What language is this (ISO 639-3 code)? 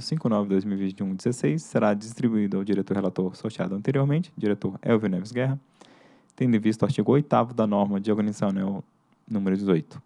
por